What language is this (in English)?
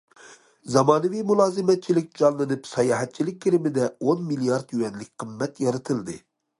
Uyghur